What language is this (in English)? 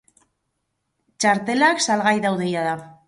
Basque